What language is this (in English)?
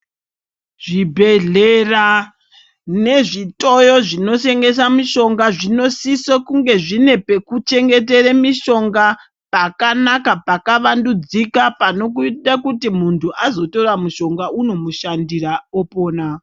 Ndau